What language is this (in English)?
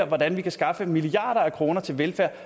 Danish